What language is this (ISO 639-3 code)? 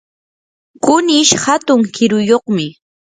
qur